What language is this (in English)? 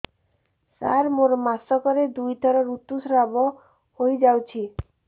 Odia